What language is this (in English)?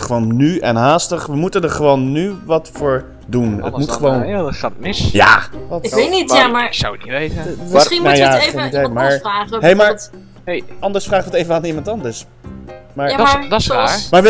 Dutch